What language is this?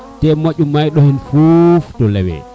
Serer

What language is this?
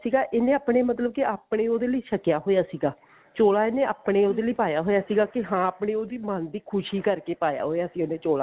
Punjabi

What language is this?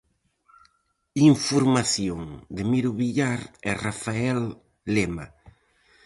Galician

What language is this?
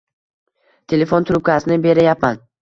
Uzbek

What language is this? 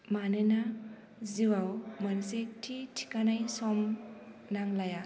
Bodo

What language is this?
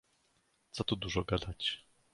Polish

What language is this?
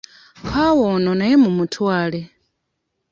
Ganda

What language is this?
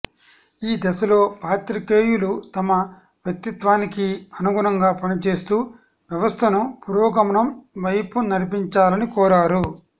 Telugu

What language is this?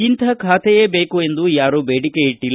Kannada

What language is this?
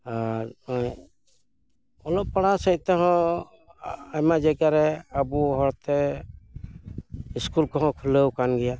Santali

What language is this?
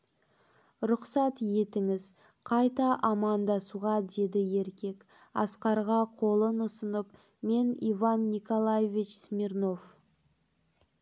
Kazakh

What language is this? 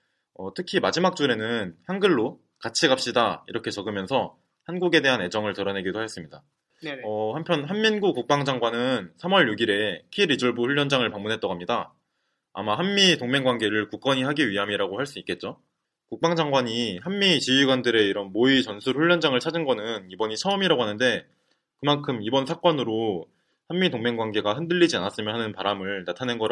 Korean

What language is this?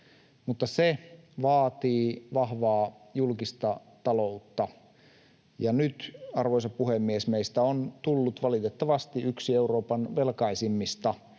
Finnish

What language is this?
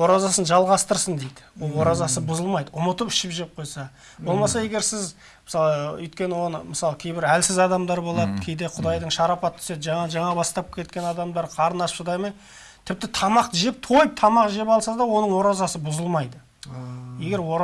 Turkish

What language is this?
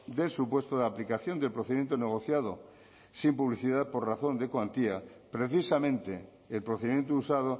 Spanish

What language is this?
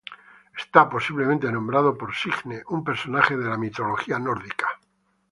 Spanish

